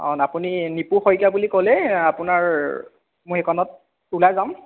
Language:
Assamese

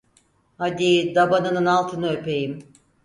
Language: Turkish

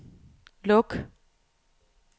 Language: Danish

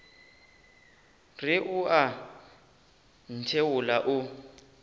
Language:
Northern Sotho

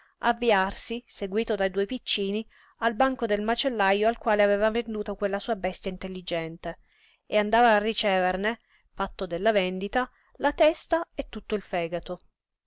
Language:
Italian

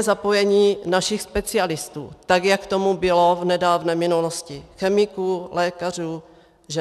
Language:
Czech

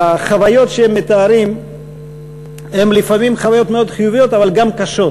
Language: Hebrew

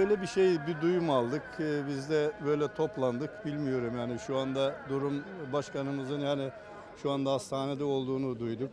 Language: Turkish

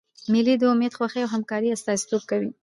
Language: Pashto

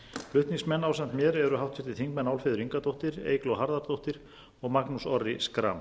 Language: Icelandic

